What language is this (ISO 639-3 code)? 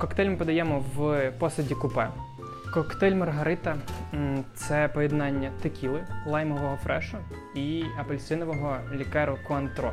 ukr